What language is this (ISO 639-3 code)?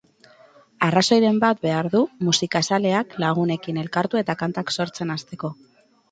eus